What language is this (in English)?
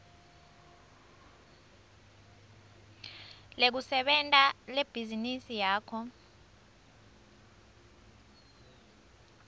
Swati